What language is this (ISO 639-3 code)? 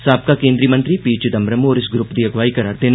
doi